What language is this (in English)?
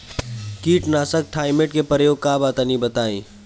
Bhojpuri